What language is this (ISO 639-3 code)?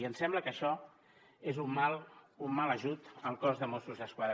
cat